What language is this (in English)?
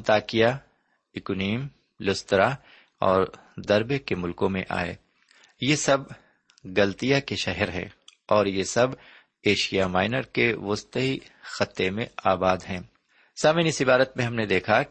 Urdu